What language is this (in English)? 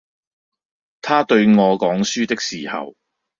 Cantonese